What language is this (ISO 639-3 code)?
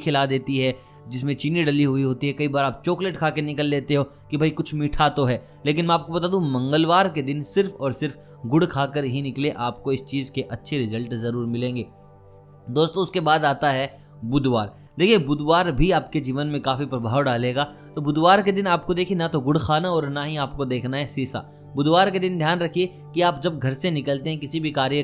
hin